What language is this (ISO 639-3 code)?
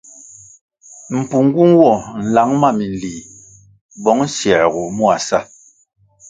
nmg